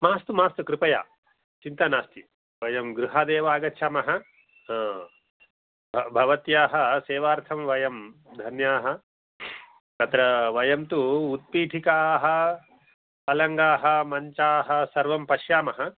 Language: Sanskrit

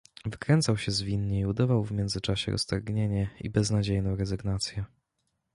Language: Polish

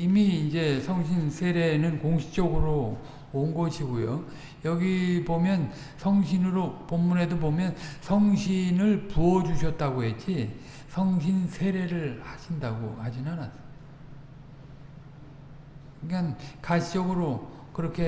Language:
Korean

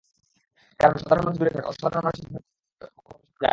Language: Bangla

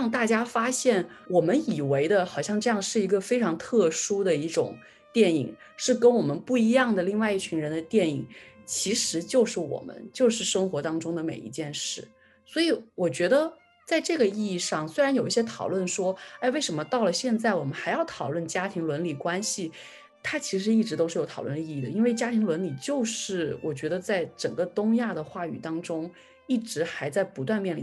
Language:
Chinese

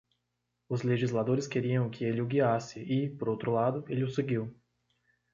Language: Portuguese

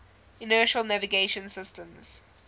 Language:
English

